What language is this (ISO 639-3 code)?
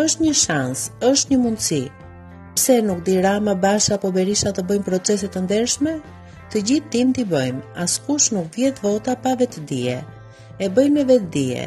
ron